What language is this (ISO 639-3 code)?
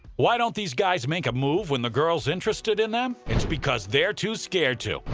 eng